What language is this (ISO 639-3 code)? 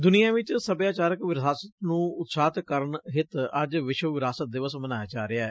pan